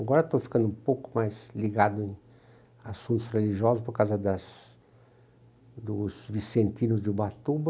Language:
Portuguese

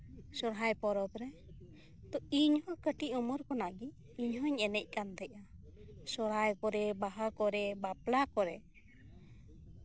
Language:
Santali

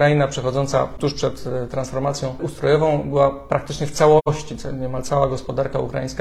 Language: Polish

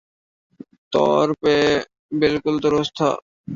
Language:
Urdu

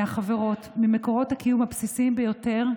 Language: Hebrew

